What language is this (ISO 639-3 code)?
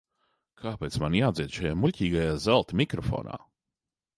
lav